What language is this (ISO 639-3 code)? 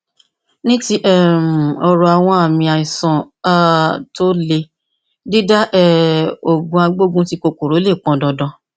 yor